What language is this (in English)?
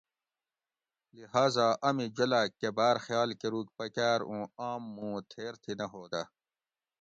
Gawri